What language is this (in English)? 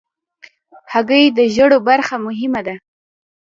Pashto